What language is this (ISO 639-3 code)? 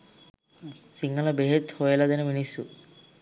sin